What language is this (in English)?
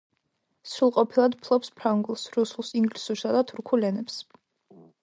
Georgian